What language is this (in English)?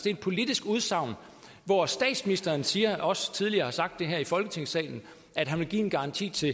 Danish